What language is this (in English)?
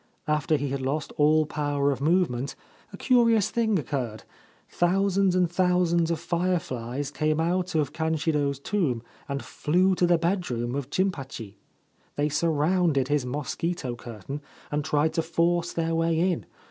English